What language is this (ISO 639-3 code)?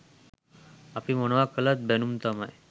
sin